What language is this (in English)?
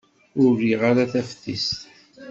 Kabyle